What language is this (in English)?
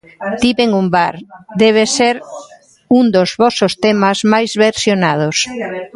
Galician